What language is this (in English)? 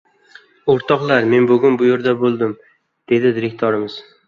Uzbek